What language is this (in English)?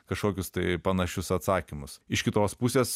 Lithuanian